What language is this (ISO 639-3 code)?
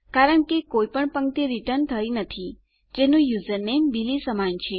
guj